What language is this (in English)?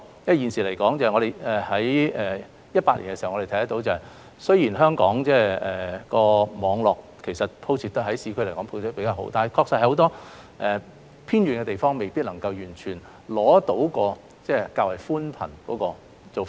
Cantonese